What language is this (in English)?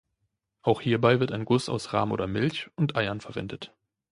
German